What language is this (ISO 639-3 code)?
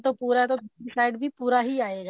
pan